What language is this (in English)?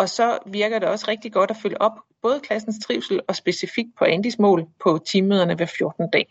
Danish